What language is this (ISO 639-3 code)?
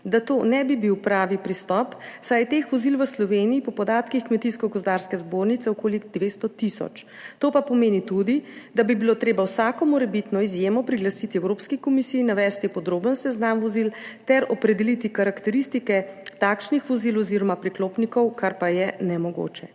slv